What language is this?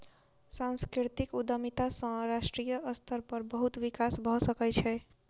Maithili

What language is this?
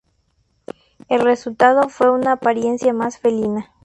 Spanish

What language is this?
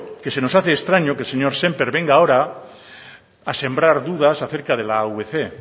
Spanish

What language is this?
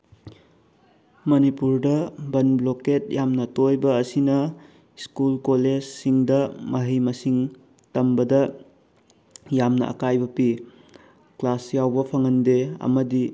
Manipuri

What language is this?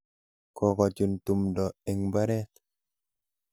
Kalenjin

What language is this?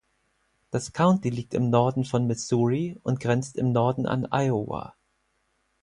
German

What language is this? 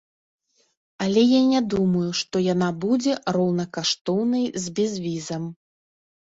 Belarusian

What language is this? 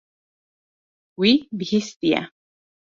Kurdish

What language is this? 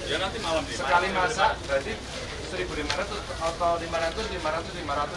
Indonesian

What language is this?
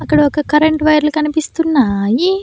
Telugu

